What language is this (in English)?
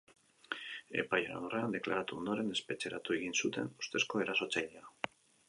Basque